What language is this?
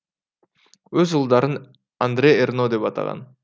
Kazakh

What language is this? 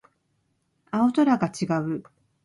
Japanese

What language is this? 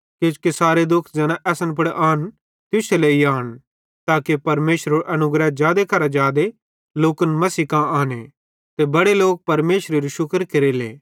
Bhadrawahi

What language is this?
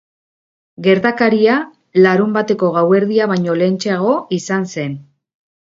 Basque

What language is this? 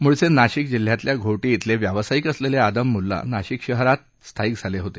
Marathi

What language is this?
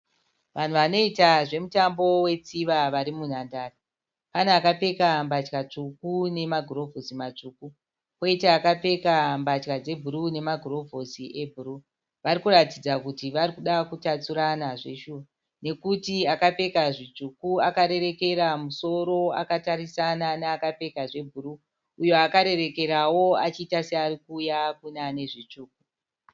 Shona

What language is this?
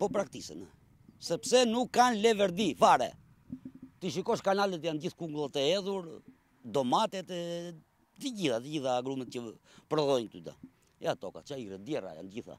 Romanian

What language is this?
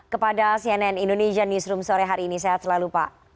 Indonesian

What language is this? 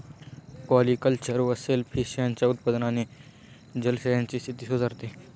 Marathi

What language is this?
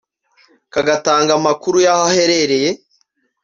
Kinyarwanda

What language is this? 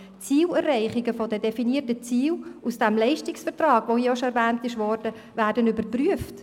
Swiss German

